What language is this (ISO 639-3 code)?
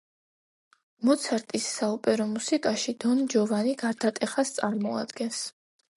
kat